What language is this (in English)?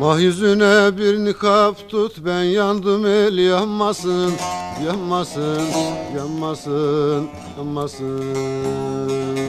Turkish